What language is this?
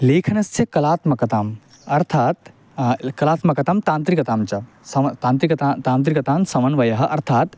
Sanskrit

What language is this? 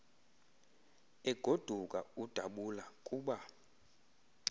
Xhosa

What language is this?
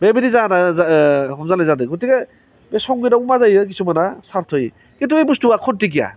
Bodo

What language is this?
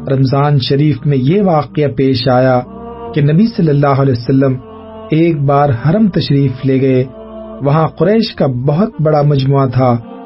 Urdu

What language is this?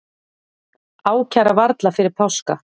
Icelandic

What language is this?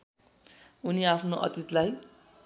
Nepali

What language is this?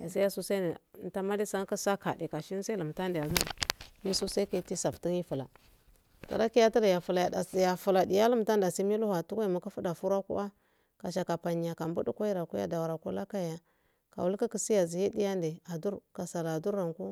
Afade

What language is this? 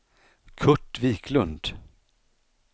Swedish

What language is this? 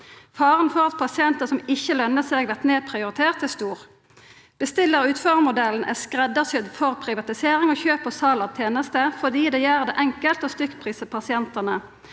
Norwegian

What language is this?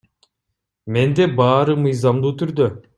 Kyrgyz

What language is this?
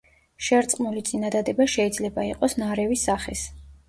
Georgian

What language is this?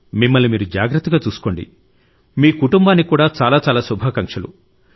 Telugu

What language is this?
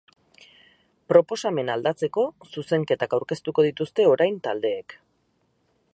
Basque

